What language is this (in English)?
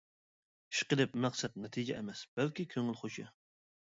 Uyghur